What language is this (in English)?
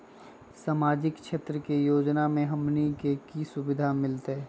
Magahi